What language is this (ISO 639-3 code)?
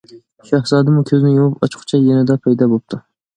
uig